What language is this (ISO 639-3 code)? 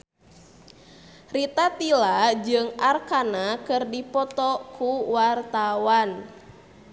sun